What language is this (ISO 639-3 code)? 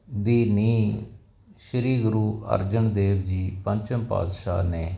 pan